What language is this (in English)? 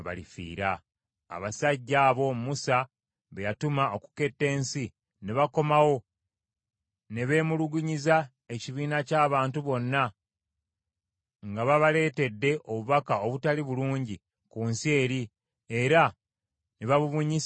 Ganda